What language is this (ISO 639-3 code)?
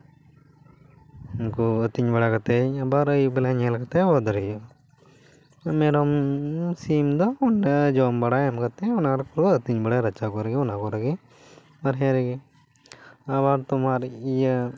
sat